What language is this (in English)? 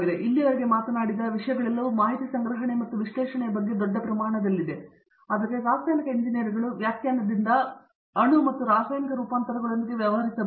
Kannada